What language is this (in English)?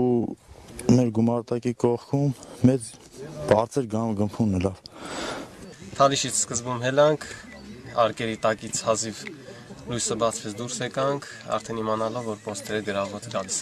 Turkish